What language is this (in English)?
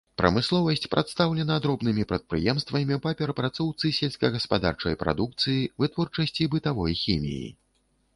Belarusian